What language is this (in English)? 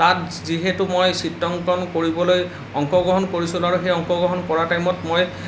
Assamese